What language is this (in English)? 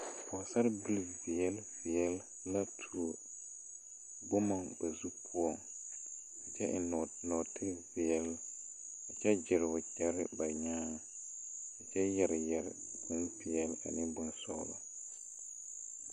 Southern Dagaare